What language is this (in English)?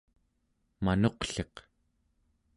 Central Yupik